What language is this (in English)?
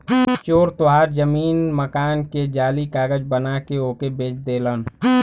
Bhojpuri